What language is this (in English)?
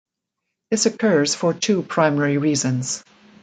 English